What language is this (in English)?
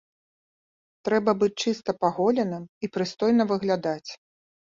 Belarusian